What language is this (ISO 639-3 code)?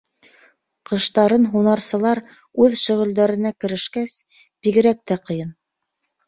bak